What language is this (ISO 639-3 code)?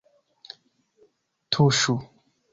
epo